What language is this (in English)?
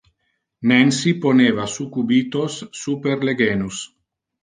Interlingua